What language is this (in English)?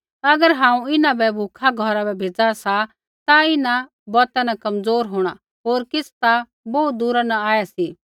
Kullu Pahari